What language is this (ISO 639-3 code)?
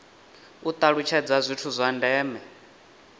ven